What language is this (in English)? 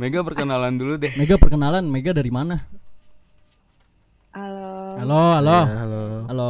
Indonesian